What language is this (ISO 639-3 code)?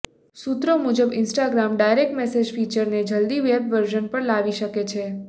guj